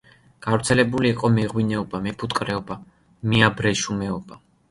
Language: Georgian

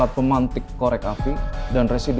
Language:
Indonesian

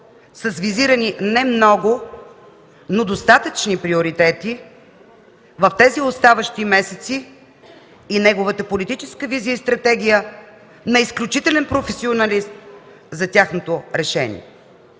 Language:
Bulgarian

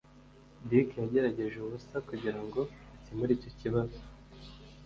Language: Kinyarwanda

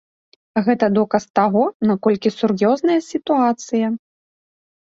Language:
Belarusian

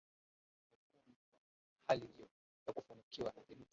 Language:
Swahili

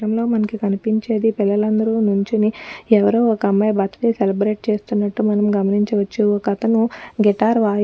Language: Telugu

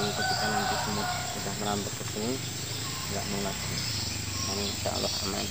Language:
Indonesian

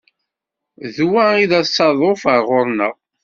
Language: Kabyle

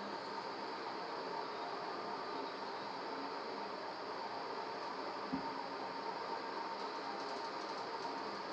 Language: English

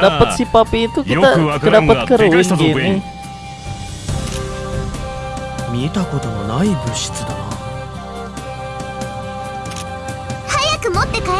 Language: Indonesian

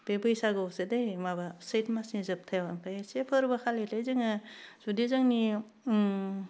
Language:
Bodo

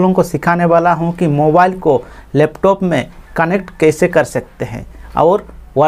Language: Hindi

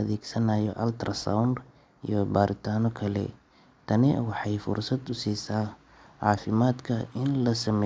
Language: Somali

